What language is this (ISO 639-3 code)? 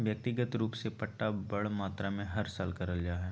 mag